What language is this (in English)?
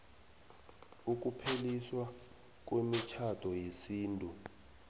South Ndebele